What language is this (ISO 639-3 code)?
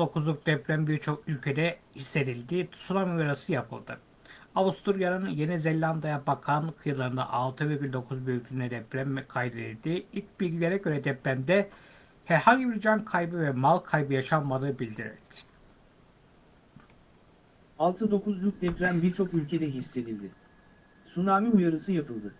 tur